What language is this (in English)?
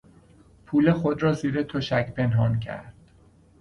Persian